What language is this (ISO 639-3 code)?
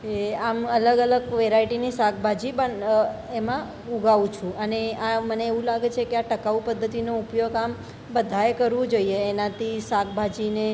guj